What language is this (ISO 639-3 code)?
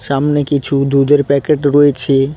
ben